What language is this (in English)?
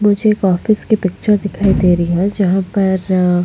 Hindi